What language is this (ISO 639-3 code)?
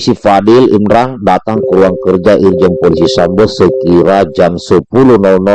ind